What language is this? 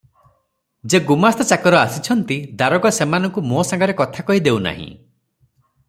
Odia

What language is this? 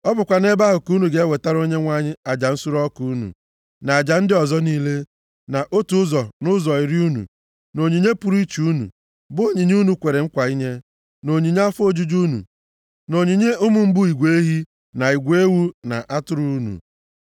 Igbo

